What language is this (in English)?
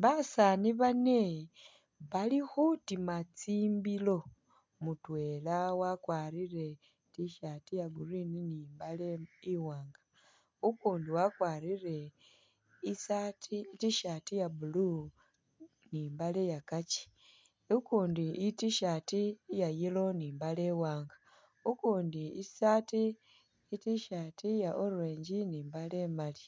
Masaaba